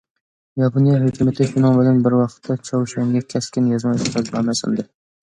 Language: Uyghur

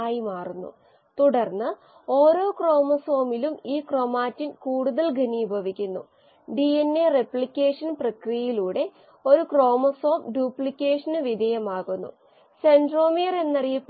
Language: Malayalam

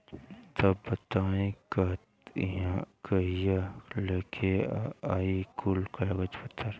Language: Bhojpuri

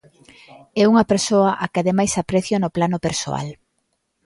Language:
Galician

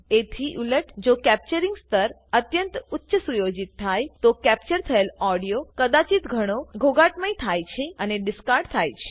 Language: Gujarati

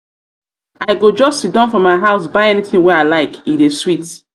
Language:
Nigerian Pidgin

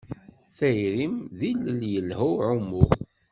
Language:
Kabyle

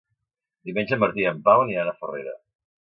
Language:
Catalan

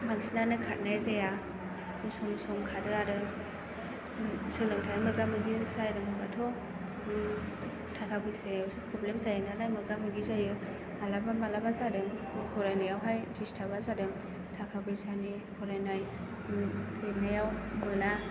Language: Bodo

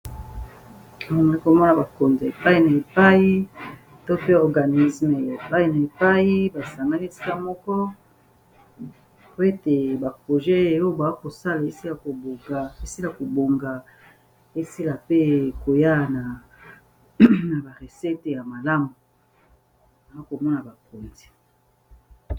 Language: Lingala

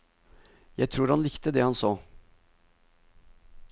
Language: Norwegian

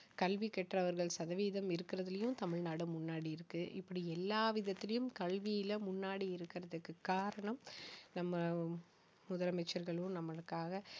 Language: Tamil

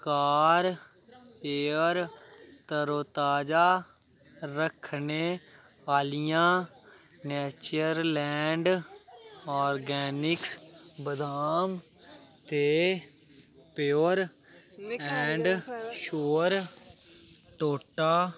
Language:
Dogri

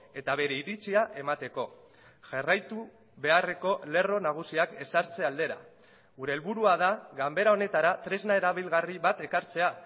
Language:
Basque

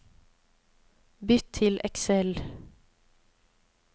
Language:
Norwegian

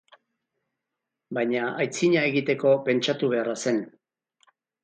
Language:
Basque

